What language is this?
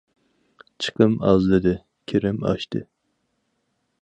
Uyghur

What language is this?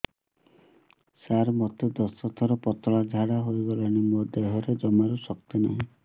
Odia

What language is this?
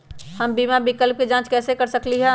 Magahi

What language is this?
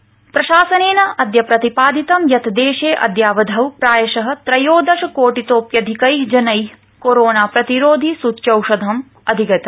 Sanskrit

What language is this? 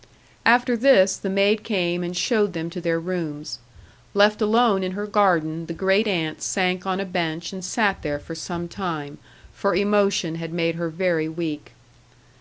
English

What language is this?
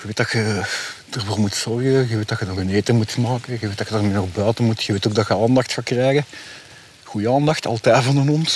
Dutch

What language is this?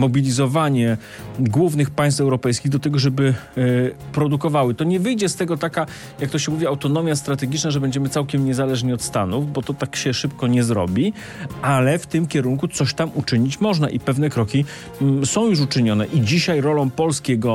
Polish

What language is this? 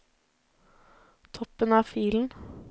Norwegian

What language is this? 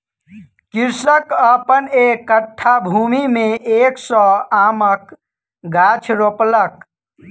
Maithili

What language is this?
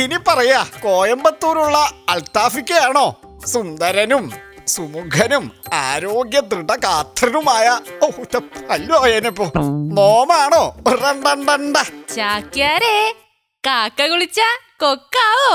Hindi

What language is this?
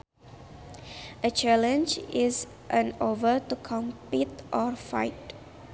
Sundanese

